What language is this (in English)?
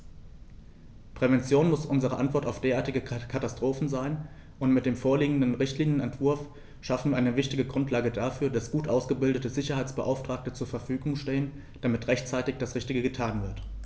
German